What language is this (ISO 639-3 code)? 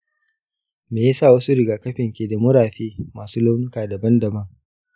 hau